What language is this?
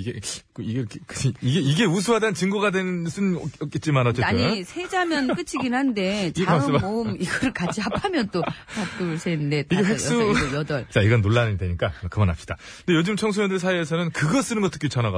Korean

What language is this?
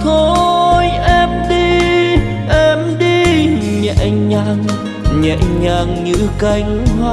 Vietnamese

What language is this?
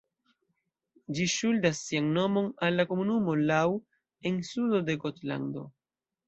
Esperanto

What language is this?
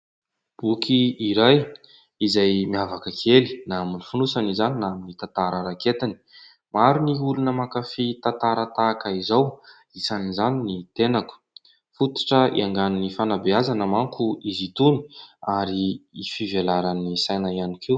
Malagasy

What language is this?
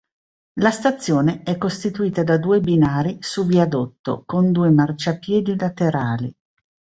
Italian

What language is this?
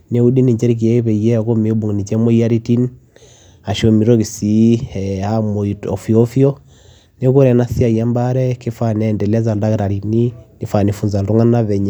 Masai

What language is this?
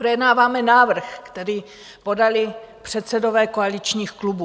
Czech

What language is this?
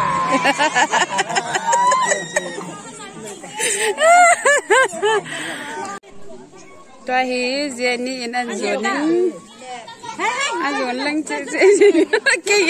Arabic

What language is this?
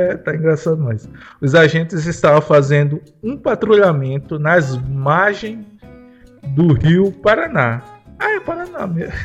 Portuguese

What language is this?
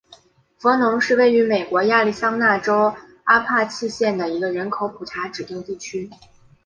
Chinese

